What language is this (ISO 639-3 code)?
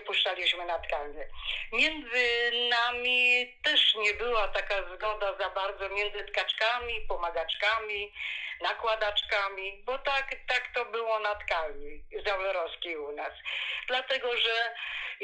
pol